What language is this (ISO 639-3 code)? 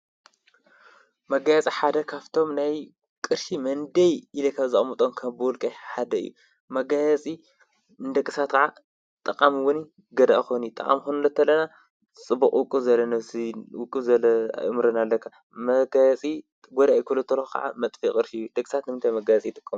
tir